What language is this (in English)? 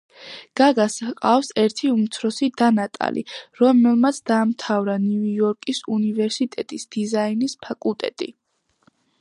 Georgian